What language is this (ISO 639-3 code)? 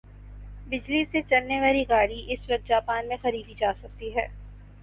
urd